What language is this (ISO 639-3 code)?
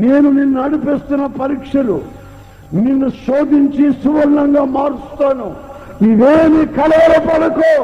tel